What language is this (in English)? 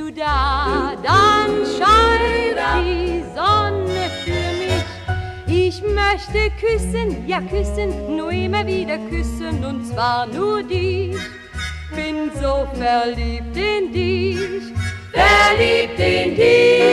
German